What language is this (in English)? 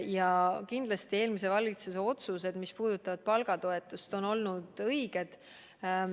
Estonian